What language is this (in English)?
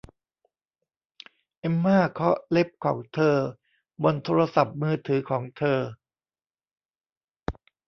Thai